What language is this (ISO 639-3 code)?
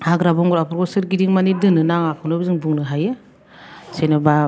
brx